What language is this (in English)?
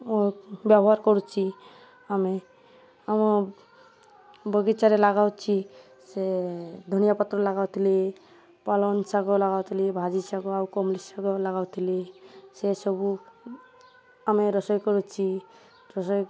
Odia